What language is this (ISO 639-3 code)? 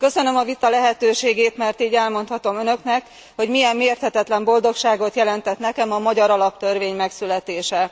hun